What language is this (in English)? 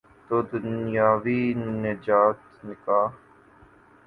Urdu